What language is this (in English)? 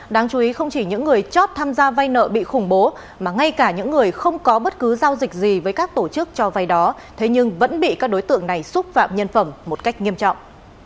Vietnamese